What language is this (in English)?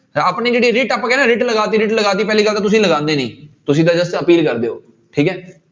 Punjabi